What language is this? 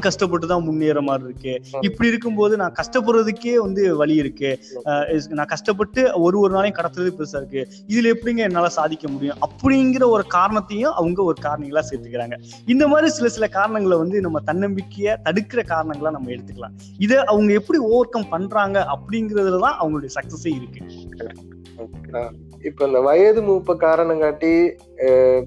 Tamil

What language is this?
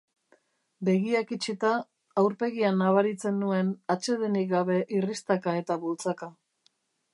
Basque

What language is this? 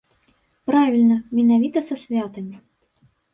Belarusian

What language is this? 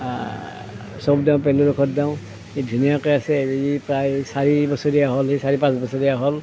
Assamese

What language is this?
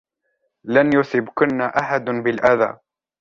Arabic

